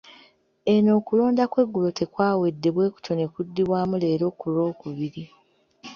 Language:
Ganda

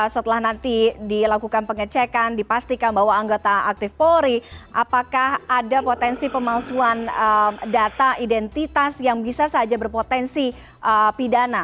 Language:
Indonesian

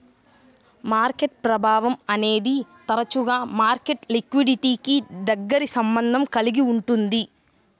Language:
Telugu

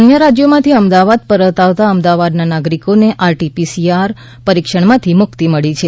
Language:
Gujarati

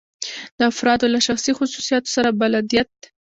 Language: Pashto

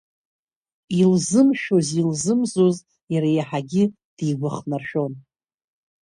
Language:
Abkhazian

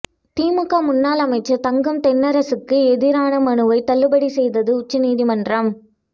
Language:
Tamil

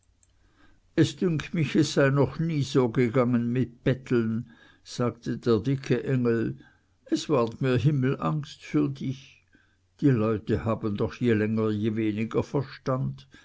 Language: German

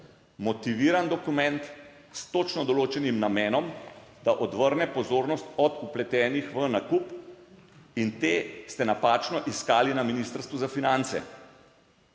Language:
Slovenian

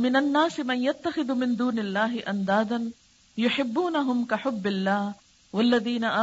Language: Urdu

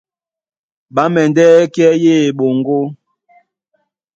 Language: Duala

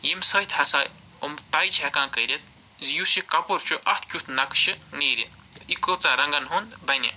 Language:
Kashmiri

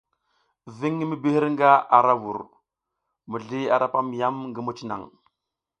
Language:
South Giziga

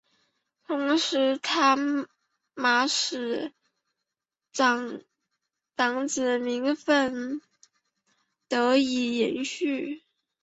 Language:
Chinese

